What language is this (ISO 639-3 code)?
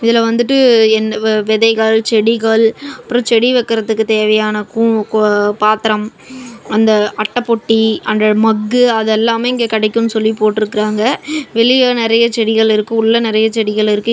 tam